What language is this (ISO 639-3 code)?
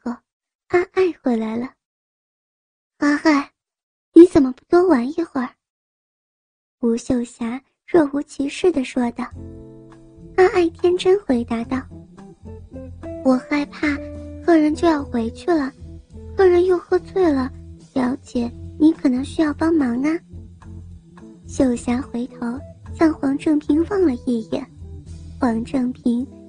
zho